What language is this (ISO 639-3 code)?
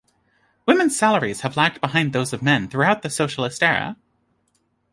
eng